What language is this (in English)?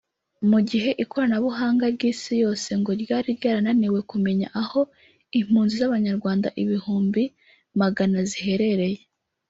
Kinyarwanda